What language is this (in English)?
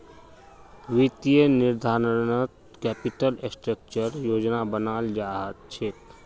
Magahi